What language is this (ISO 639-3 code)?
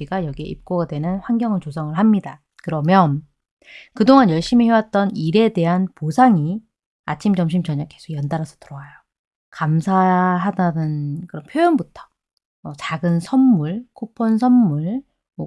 kor